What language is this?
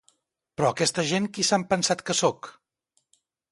Catalan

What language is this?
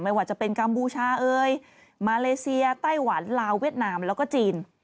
Thai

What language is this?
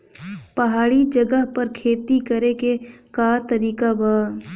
Bhojpuri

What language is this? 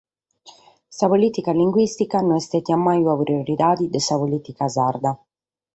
Sardinian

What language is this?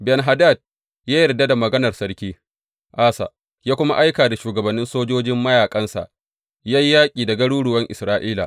Hausa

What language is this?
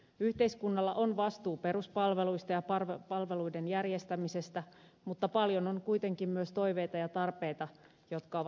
Finnish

